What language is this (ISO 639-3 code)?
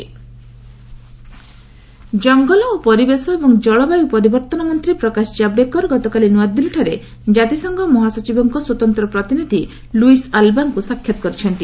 ori